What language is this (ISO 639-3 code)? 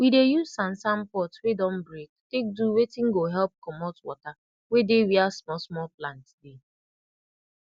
pcm